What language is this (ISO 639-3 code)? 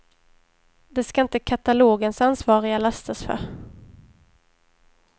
swe